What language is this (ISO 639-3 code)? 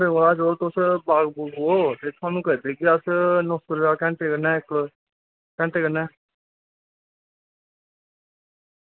doi